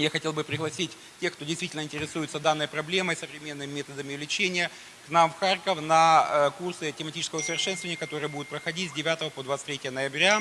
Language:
Russian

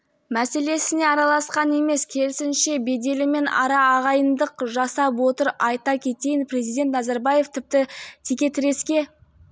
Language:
Kazakh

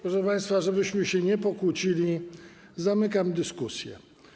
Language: Polish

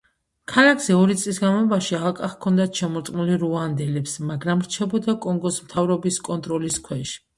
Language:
Georgian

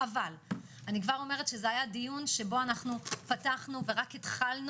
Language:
Hebrew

